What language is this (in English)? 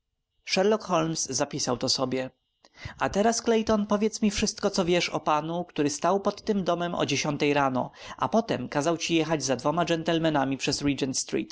Polish